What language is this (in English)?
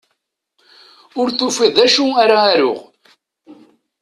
Kabyle